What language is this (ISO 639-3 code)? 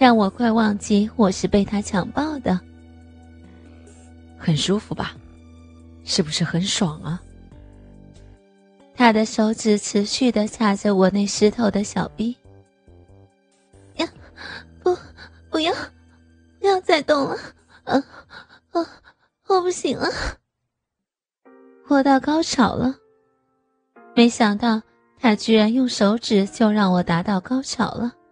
zho